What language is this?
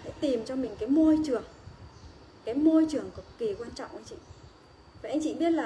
Vietnamese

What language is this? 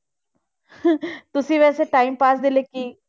Punjabi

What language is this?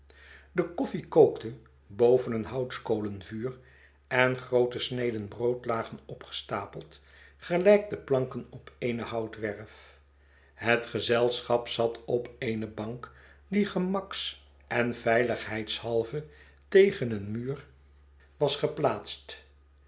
Dutch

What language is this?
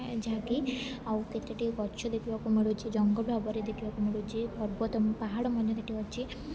Odia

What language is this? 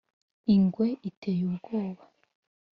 Kinyarwanda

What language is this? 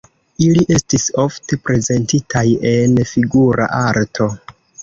Esperanto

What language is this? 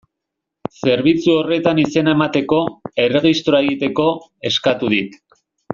Basque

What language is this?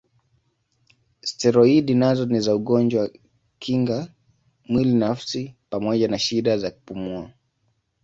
Swahili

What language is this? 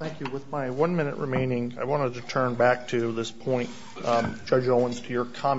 English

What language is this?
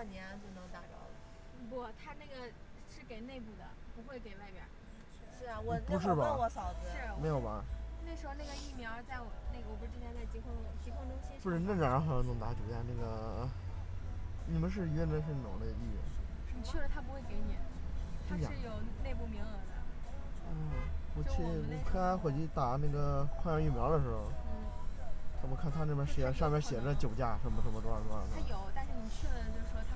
Chinese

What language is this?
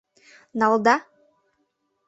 Mari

